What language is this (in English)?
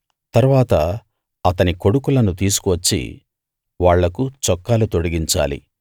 Telugu